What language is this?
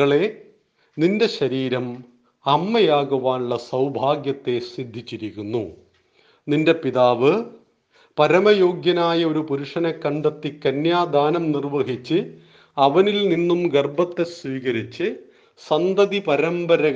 Malayalam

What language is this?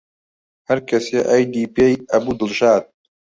Central Kurdish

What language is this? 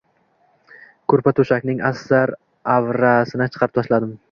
Uzbek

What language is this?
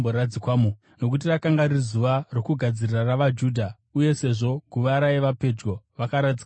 Shona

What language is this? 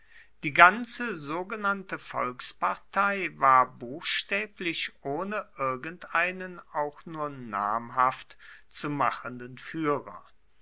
German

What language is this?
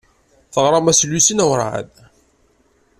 Kabyle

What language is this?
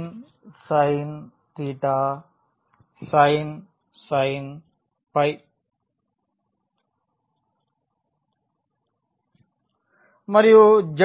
Telugu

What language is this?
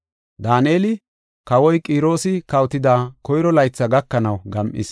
Gofa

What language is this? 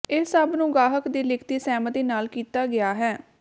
Punjabi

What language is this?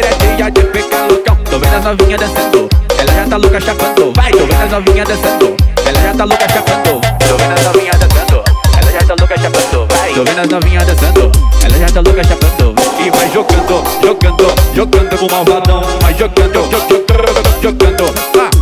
Portuguese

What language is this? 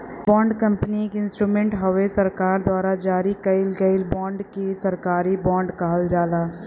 Bhojpuri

